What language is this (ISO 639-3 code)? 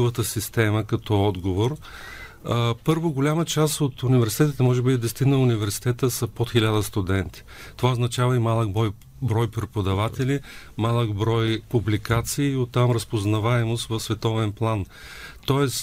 bul